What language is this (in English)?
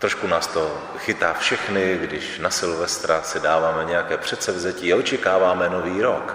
Czech